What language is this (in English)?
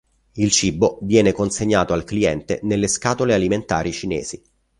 Italian